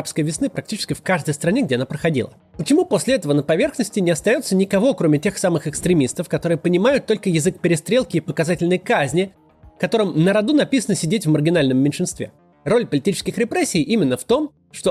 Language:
Russian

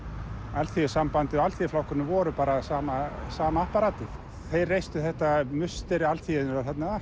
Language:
Icelandic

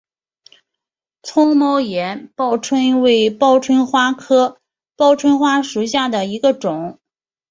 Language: Chinese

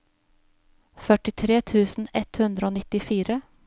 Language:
Norwegian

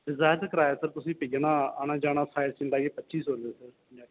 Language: Dogri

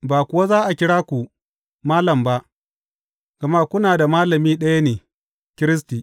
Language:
Hausa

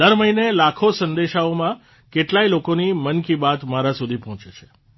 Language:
Gujarati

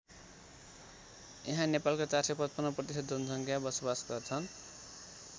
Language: Nepali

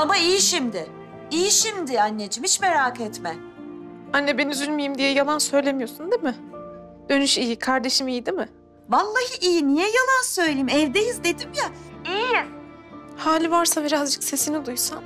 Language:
Turkish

